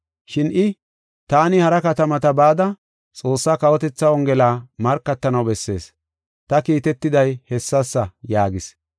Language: Gofa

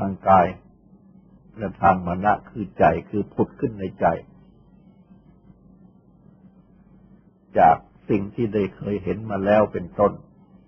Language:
Thai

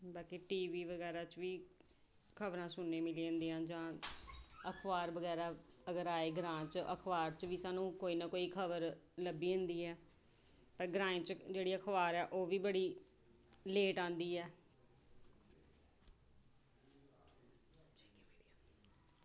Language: Dogri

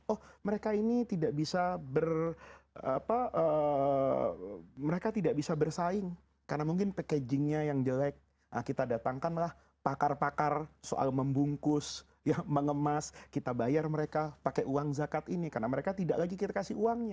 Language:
Indonesian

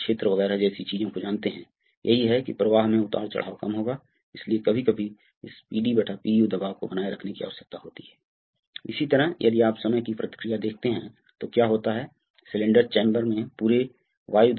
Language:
Hindi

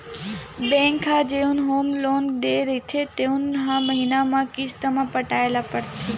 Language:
Chhattisgarhi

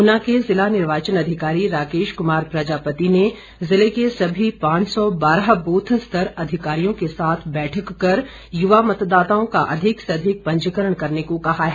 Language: Hindi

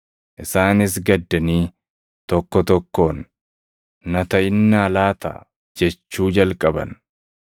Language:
Oromo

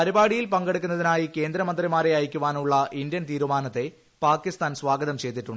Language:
Malayalam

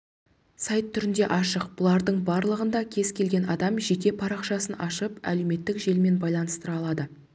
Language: Kazakh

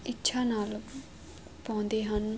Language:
Punjabi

